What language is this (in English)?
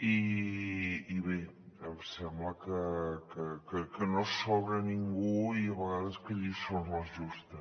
Catalan